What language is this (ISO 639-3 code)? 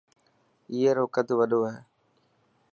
mki